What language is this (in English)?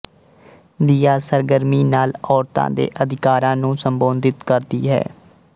Punjabi